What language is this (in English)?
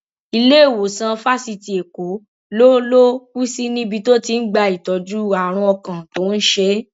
Yoruba